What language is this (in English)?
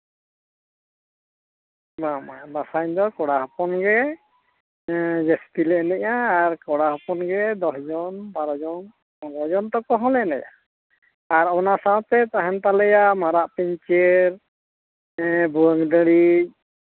Santali